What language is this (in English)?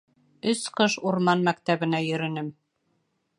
Bashkir